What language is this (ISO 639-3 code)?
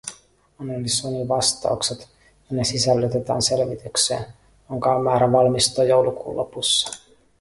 fin